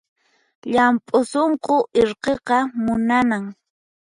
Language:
Puno Quechua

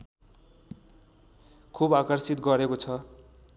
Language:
Nepali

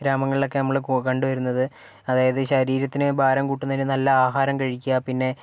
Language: Malayalam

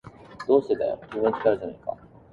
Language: Japanese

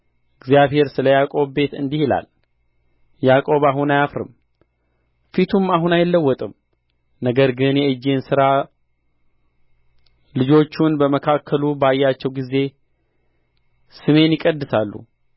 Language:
Amharic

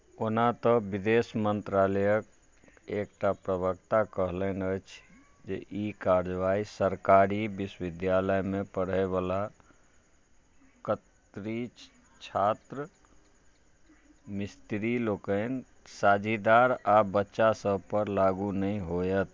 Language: Maithili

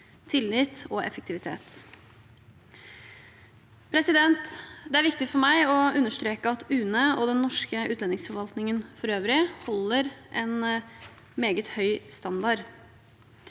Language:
Norwegian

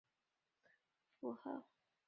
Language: Chinese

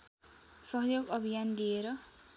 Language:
Nepali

